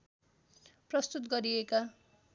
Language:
Nepali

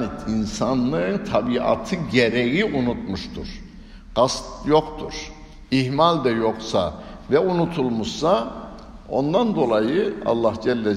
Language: Turkish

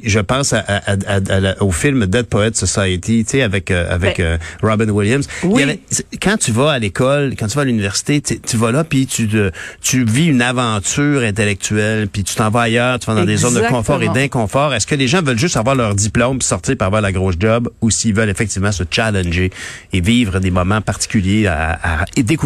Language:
French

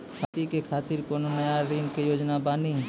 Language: Maithili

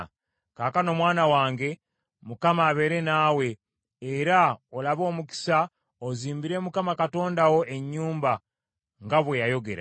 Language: Ganda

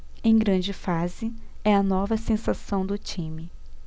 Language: Portuguese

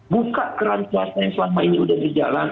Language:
Indonesian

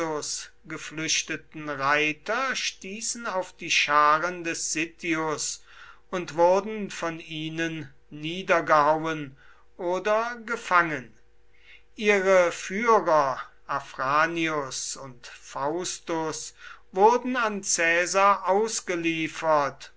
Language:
German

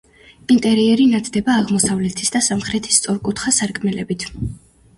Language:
Georgian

